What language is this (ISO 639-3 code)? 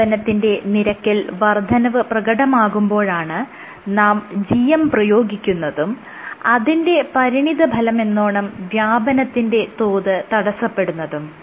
mal